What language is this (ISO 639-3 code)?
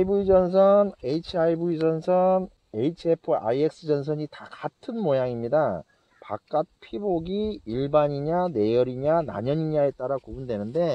kor